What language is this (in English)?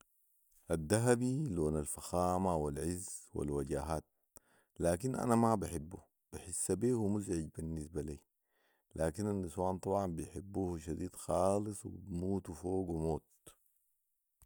Sudanese Arabic